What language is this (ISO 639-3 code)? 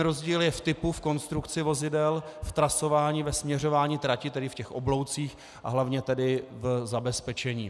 ces